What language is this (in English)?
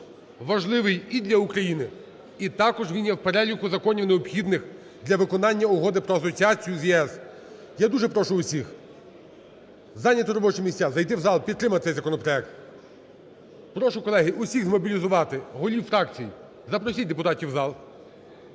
Ukrainian